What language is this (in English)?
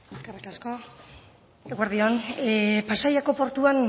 Basque